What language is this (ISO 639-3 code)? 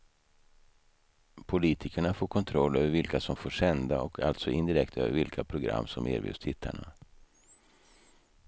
swe